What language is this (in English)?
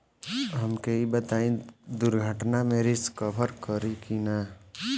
Bhojpuri